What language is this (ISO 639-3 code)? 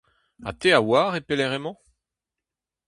bre